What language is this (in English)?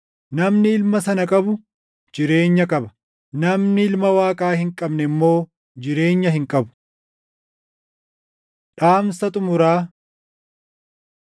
Oromo